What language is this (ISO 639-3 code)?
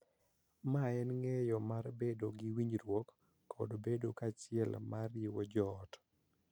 luo